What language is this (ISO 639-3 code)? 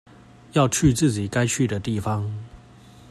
zho